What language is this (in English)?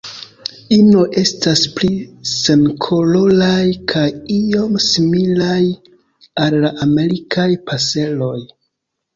Esperanto